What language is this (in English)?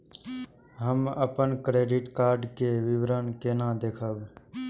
Maithili